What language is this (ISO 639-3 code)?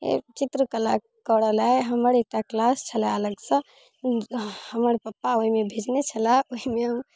mai